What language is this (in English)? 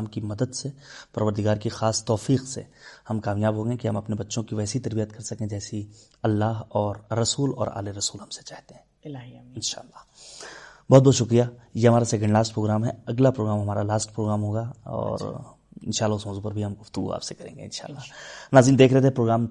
Urdu